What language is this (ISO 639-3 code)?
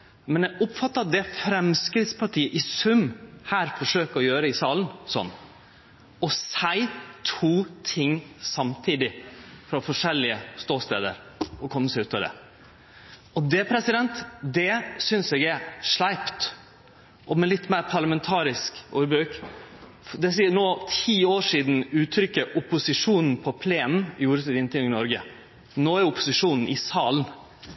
nno